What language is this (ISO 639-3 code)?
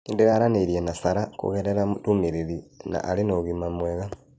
kik